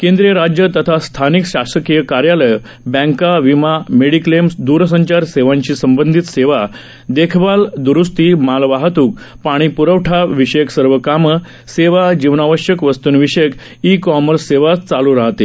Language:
Marathi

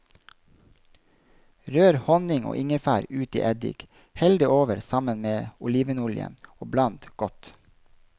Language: Norwegian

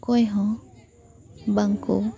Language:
Santali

